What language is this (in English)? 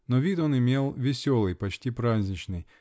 Russian